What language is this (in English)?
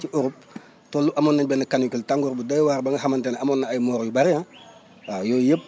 Wolof